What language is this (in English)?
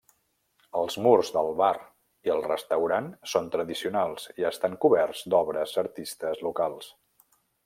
Catalan